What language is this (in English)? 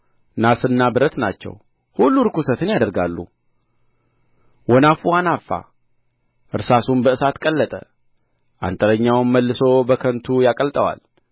Amharic